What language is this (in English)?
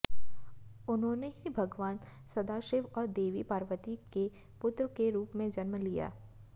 Hindi